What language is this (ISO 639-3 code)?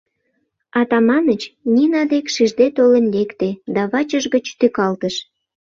chm